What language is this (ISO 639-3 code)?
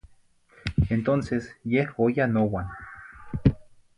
nhi